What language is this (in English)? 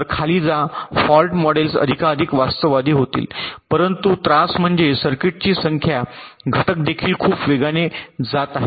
Marathi